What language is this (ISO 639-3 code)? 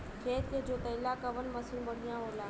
bho